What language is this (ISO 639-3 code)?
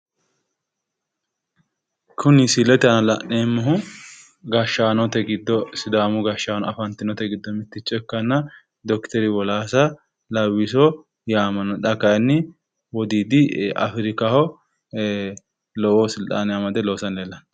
sid